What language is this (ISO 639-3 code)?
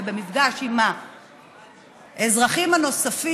heb